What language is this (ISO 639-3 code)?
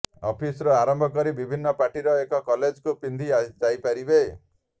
ori